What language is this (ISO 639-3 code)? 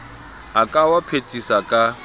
sot